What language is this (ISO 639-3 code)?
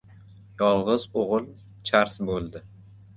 uzb